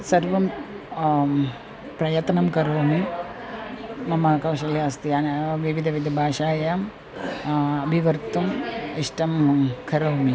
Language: Sanskrit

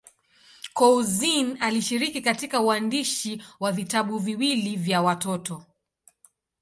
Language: Swahili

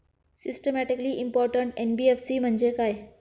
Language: Marathi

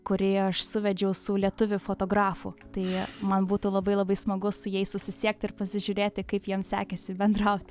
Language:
Lithuanian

